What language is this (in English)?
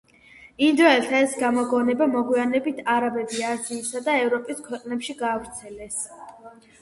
Georgian